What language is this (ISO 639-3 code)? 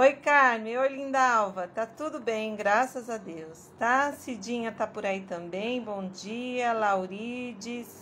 por